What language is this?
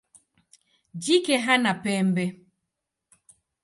Swahili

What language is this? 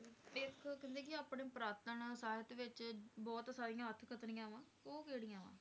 Punjabi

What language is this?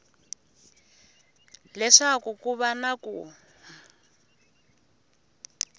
Tsonga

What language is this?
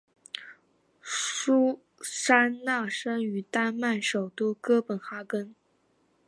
Chinese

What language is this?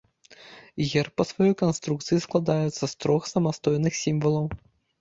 Belarusian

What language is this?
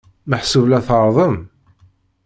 Kabyle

